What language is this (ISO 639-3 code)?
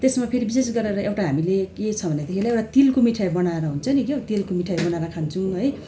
nep